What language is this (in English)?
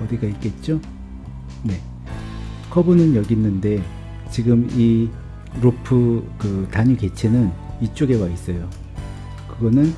Korean